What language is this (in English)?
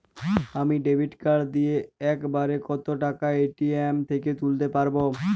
Bangla